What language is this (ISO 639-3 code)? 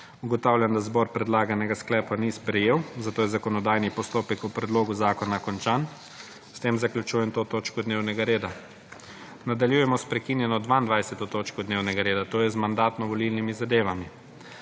slv